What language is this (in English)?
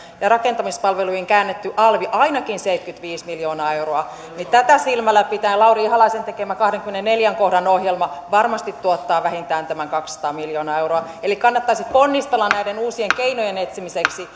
Finnish